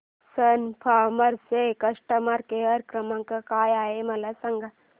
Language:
Marathi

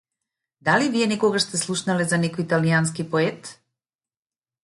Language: Macedonian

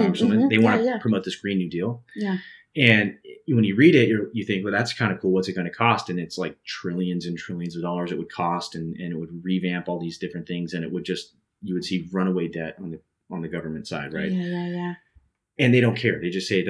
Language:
English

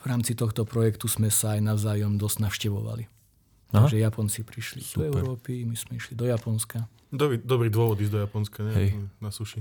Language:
Slovak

